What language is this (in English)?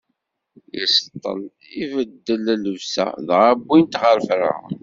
Kabyle